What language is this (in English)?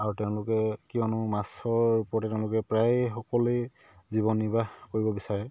Assamese